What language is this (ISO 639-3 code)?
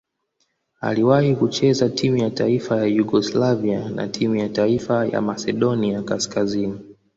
swa